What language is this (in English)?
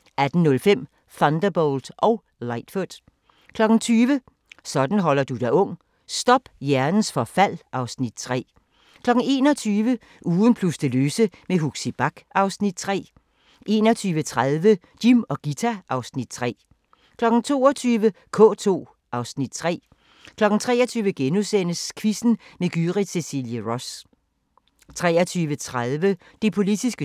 Danish